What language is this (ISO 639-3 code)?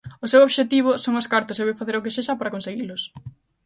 glg